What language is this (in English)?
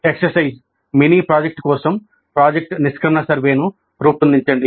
Telugu